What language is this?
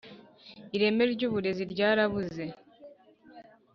Kinyarwanda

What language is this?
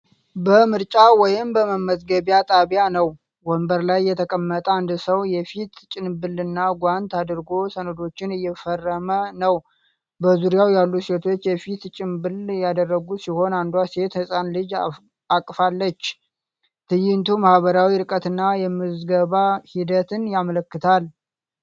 Amharic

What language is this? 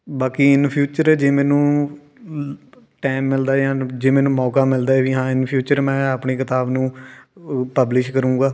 Punjabi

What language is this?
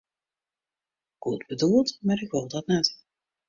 Western Frisian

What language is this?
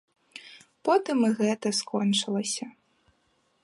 Belarusian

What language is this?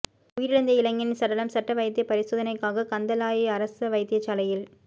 Tamil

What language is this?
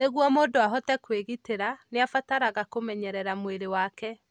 Kikuyu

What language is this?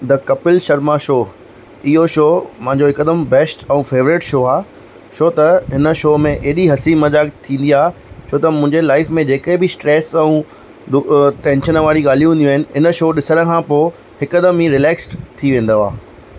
Sindhi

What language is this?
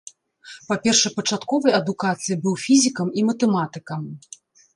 Belarusian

